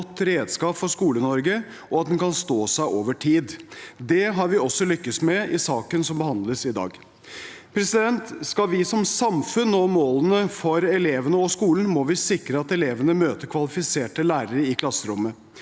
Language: Norwegian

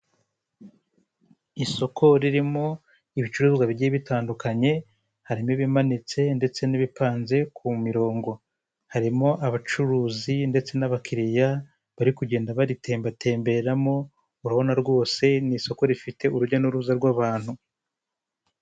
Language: Kinyarwanda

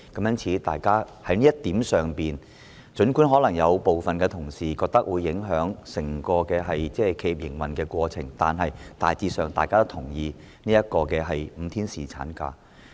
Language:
Cantonese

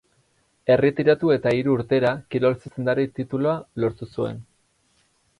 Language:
Basque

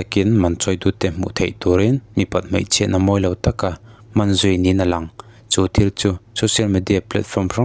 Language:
Norwegian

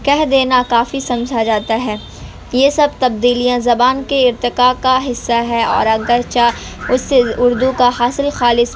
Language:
Urdu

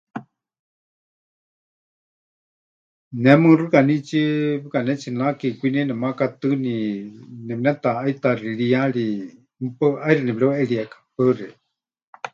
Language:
Huichol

